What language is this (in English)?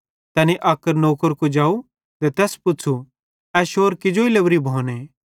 Bhadrawahi